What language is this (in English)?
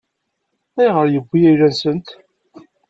Kabyle